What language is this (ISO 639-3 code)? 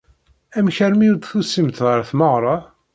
kab